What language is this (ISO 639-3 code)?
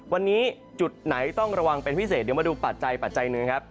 tha